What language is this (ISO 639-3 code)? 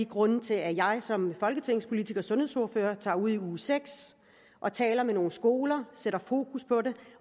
dan